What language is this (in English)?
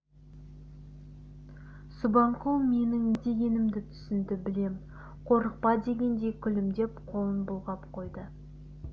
Kazakh